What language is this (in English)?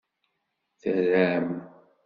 Kabyle